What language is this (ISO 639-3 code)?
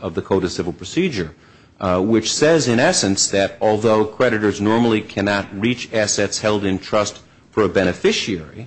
eng